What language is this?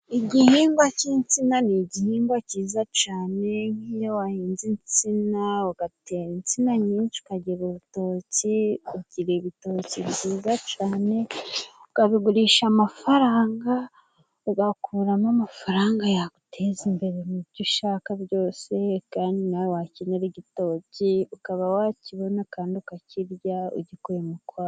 Kinyarwanda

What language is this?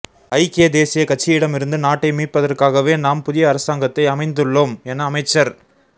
Tamil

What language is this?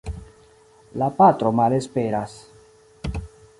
Esperanto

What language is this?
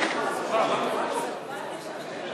Hebrew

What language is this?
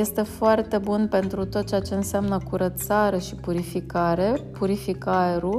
Romanian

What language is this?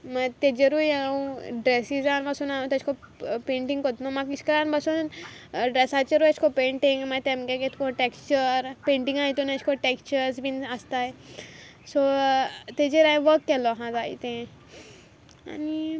Konkani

